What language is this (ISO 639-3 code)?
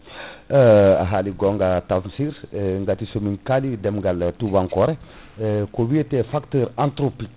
ful